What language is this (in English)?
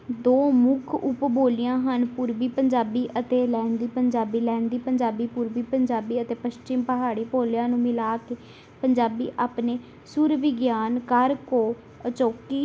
Punjabi